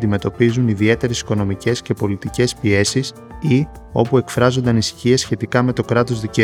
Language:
Greek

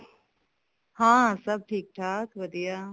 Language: Punjabi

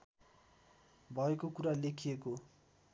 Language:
Nepali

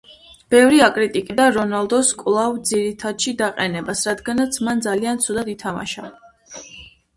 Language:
Georgian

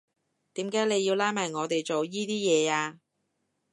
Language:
Cantonese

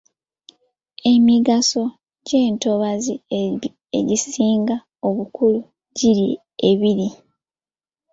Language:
Ganda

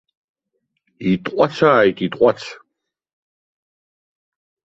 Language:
Abkhazian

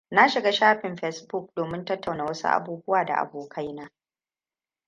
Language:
Hausa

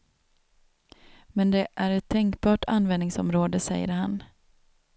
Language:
Swedish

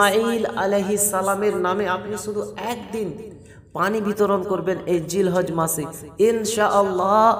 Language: Hindi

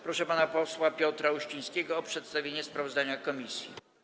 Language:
Polish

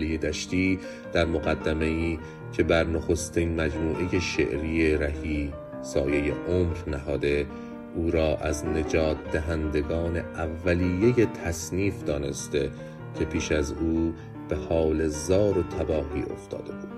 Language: Persian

